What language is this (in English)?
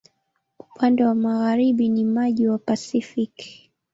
Swahili